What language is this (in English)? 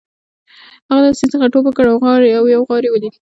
Pashto